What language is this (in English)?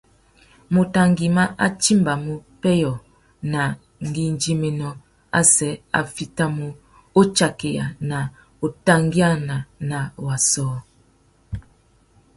Tuki